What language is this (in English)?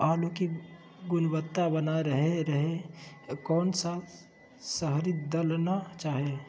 Magahi